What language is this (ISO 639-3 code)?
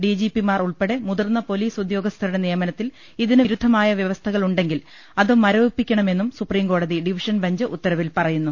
mal